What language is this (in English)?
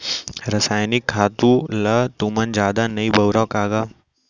Chhattisgarhi